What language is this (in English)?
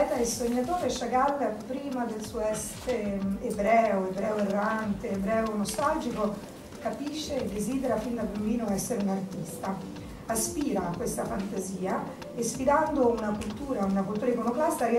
Italian